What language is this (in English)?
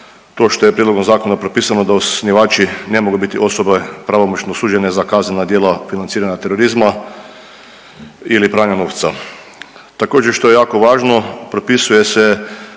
Croatian